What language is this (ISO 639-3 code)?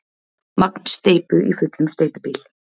isl